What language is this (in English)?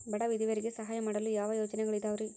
Kannada